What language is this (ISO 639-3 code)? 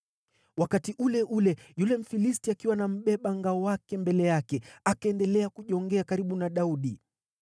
swa